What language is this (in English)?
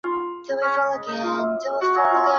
Chinese